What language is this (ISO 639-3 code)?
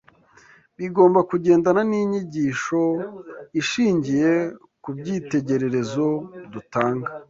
kin